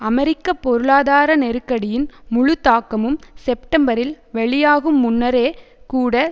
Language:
Tamil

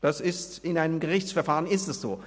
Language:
Swiss German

